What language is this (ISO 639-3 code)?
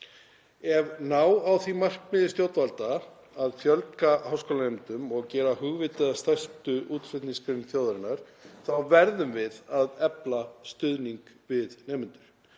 isl